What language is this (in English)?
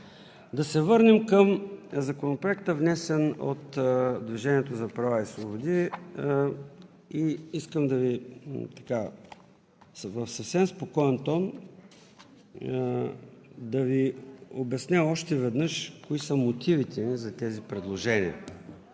Bulgarian